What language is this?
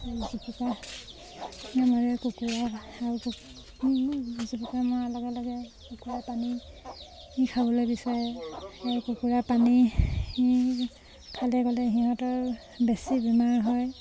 Assamese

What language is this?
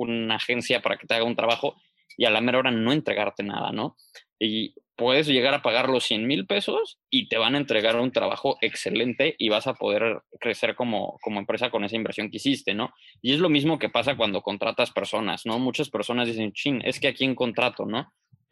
Spanish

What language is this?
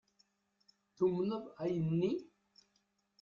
Kabyle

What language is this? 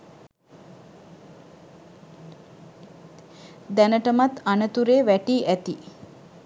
Sinhala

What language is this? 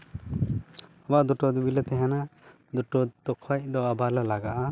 Santali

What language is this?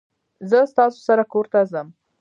Pashto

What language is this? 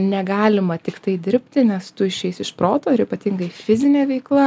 Lithuanian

